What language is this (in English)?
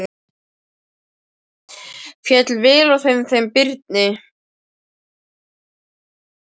Icelandic